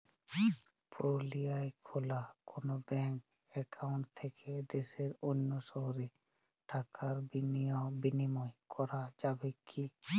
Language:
Bangla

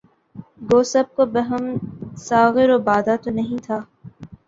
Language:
Urdu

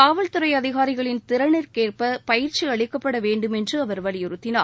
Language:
Tamil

